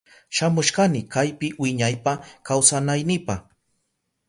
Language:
Southern Pastaza Quechua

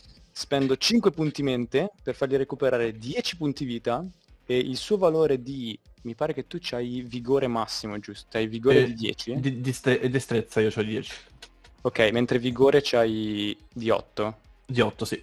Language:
Italian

